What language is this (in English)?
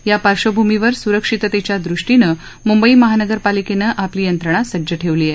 Marathi